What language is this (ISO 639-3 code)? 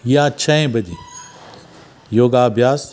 snd